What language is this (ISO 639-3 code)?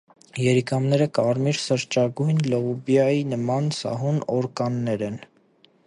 hye